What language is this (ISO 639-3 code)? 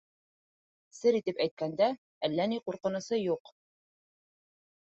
bak